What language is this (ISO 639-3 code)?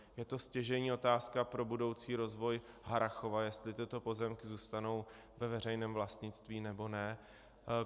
ces